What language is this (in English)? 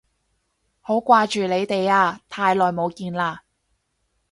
Cantonese